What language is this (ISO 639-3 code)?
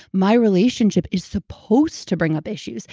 eng